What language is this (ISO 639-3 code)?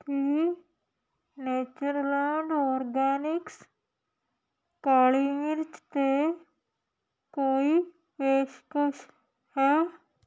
pan